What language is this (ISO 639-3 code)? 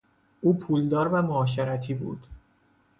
fas